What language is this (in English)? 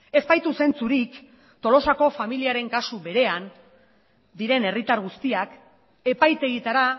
Basque